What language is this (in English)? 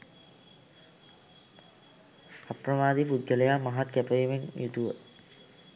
Sinhala